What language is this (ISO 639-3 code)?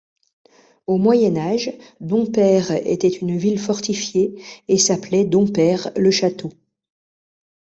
fra